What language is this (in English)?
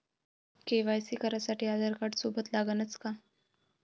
Marathi